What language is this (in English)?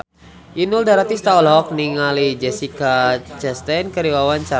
Sundanese